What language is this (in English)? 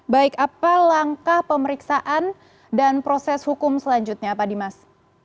Indonesian